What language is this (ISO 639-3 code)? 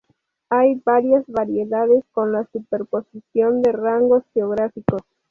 spa